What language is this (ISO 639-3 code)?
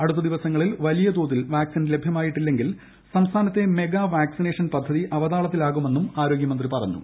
mal